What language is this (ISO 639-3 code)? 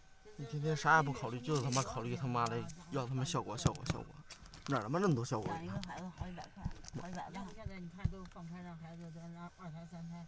zho